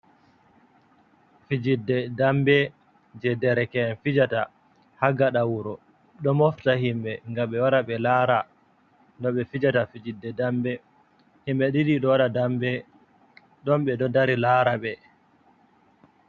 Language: Fula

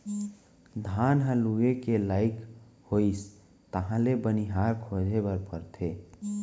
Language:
Chhattisgarhi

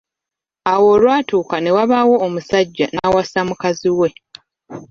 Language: Ganda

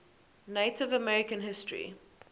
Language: English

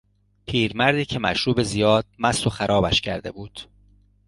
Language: Persian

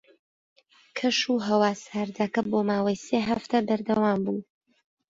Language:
Central Kurdish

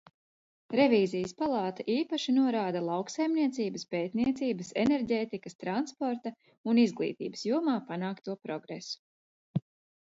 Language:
Latvian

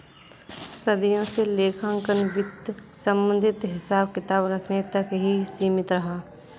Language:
Hindi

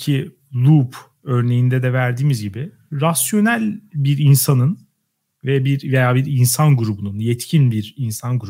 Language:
Turkish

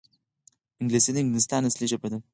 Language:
Pashto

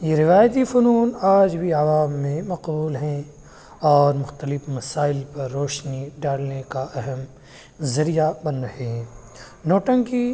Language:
Urdu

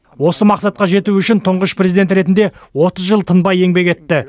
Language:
Kazakh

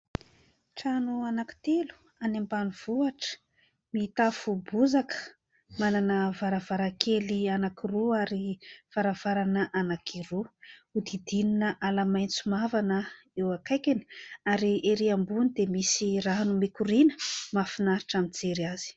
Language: Malagasy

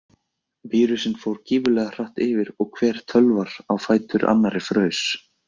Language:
Icelandic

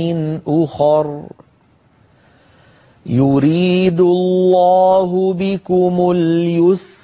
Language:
Arabic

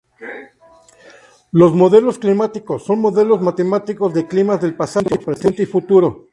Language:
Spanish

